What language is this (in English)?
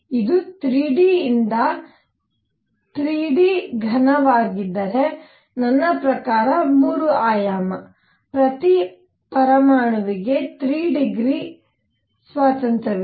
Kannada